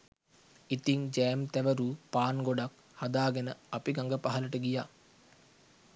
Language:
Sinhala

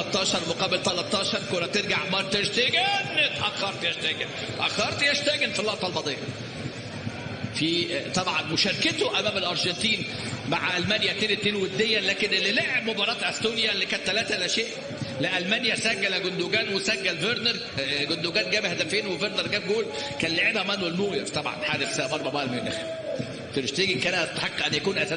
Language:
Arabic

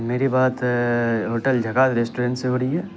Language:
Urdu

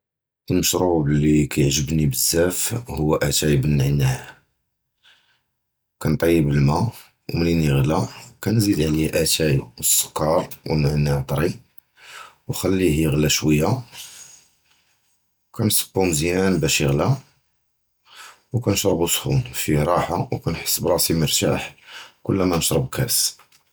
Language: Judeo-Arabic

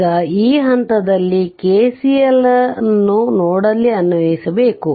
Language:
Kannada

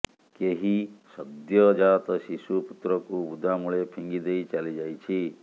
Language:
Odia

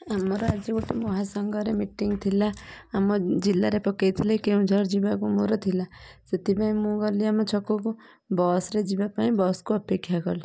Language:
Odia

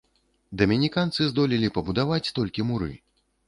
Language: Belarusian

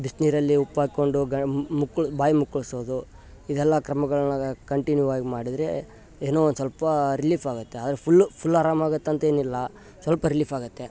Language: Kannada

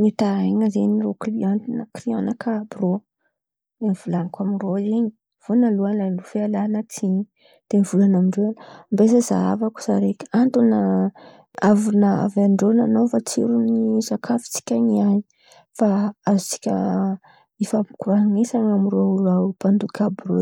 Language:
Antankarana Malagasy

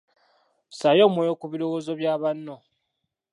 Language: Ganda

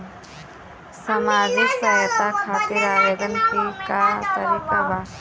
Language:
Bhojpuri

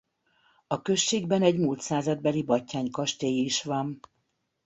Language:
Hungarian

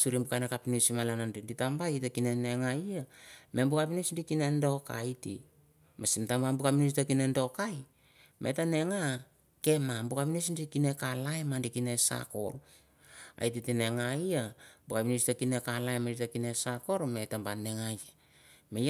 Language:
Mandara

